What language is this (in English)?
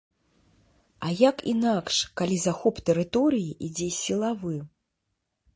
Belarusian